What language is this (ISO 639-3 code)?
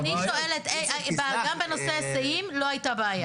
heb